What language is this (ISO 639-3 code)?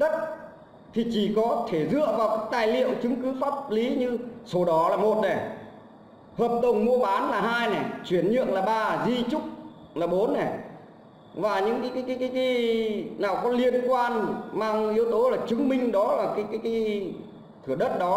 vie